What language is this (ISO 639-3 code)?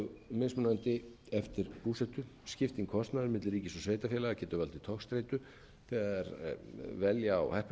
isl